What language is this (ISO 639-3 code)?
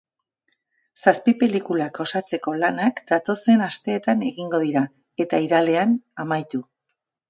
eus